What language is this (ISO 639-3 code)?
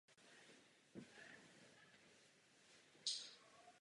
ces